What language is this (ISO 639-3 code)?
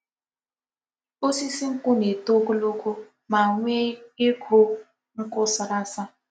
ibo